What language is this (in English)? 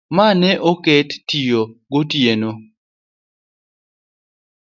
Luo (Kenya and Tanzania)